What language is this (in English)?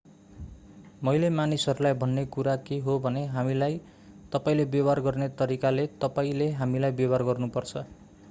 Nepali